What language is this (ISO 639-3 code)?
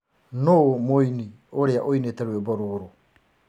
kik